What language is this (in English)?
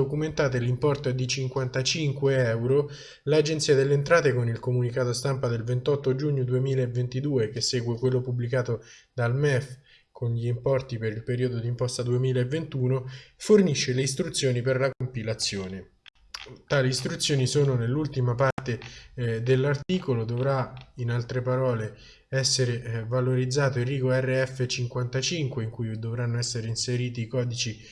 Italian